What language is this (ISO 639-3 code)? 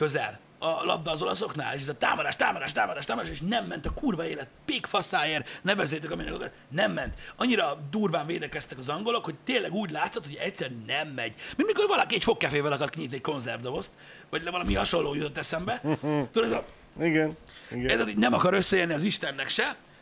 hun